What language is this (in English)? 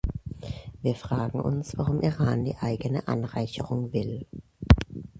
German